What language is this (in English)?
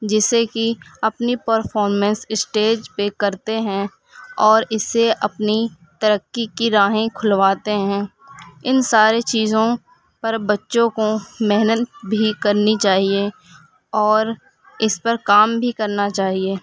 Urdu